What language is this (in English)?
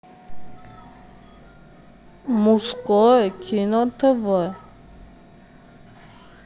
Russian